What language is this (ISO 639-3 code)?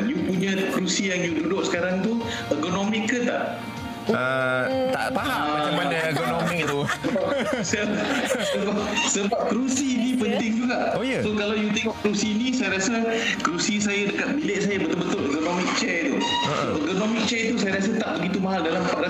msa